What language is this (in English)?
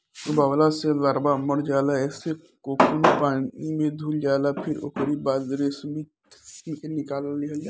Bhojpuri